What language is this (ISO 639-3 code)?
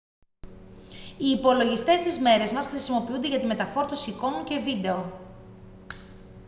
ell